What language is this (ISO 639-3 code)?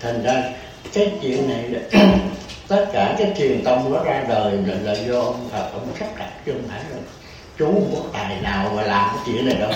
vie